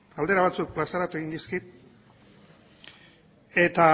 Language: Basque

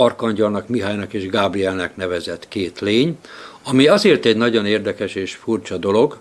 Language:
Hungarian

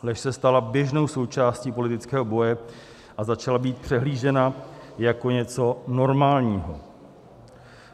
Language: Czech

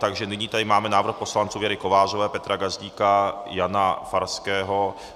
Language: Czech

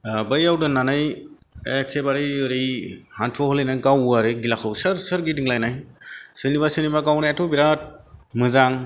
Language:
Bodo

